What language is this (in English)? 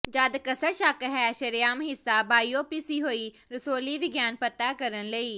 Punjabi